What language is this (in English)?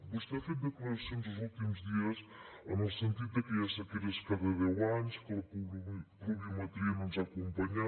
Catalan